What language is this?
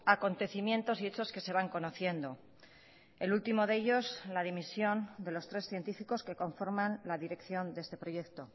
Spanish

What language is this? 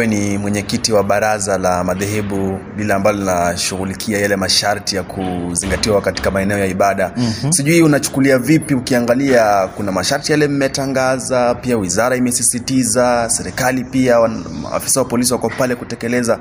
Swahili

